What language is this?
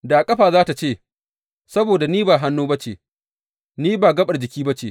Hausa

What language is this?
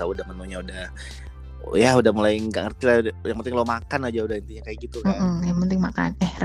Indonesian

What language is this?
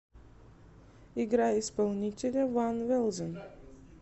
Russian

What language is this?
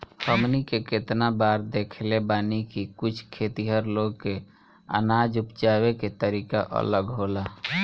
Bhojpuri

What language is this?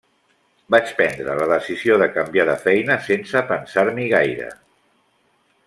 Catalan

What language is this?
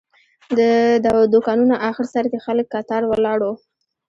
Pashto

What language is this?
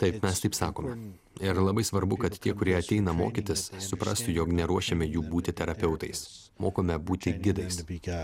Lithuanian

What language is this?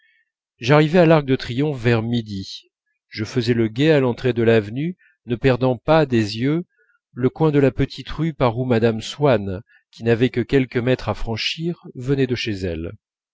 French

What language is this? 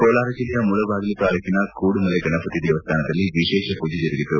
Kannada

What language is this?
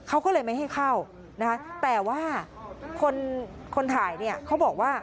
Thai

